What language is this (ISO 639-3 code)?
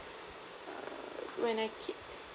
eng